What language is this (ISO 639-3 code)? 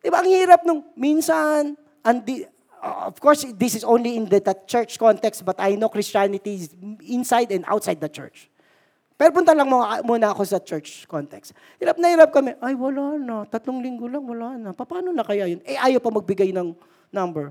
fil